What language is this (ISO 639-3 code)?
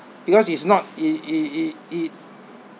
eng